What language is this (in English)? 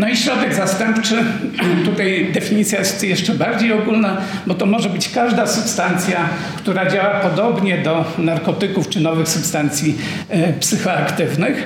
Polish